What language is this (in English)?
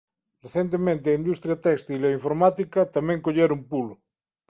Galician